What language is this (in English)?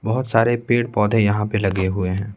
Hindi